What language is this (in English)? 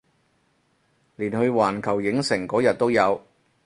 Cantonese